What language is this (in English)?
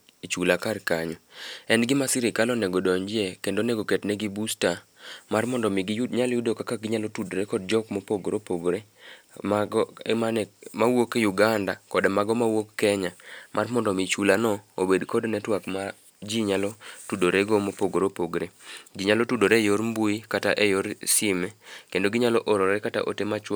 Luo (Kenya and Tanzania)